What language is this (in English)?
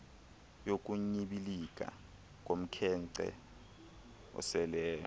Xhosa